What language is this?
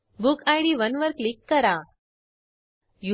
Marathi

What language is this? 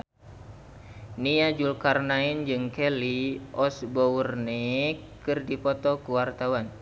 Sundanese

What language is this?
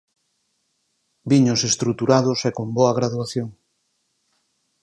Galician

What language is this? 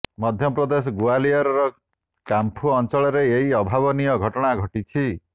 Odia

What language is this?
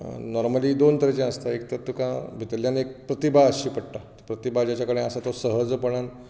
Konkani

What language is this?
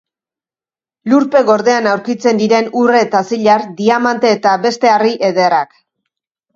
Basque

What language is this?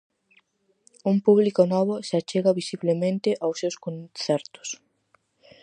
Galician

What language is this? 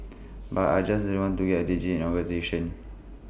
English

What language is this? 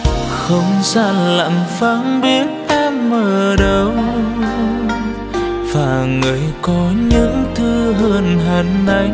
Vietnamese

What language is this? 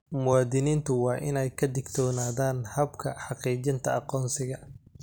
Somali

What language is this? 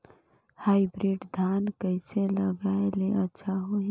Chhattisgarhi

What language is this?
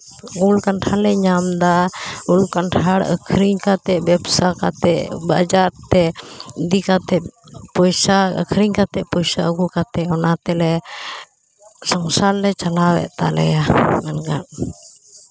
Santali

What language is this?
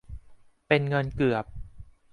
Thai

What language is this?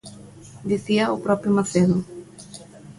Galician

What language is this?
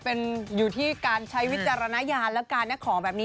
Thai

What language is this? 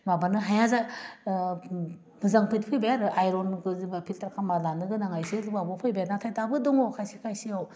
Bodo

